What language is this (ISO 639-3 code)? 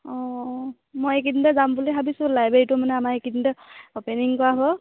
asm